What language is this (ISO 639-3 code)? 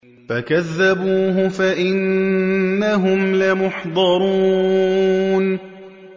ara